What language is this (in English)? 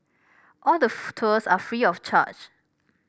English